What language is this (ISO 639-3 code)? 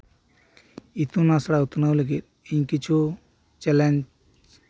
sat